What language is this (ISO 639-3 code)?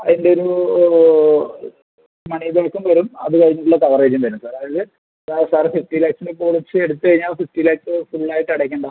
mal